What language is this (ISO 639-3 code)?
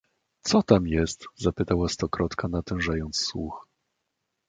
pol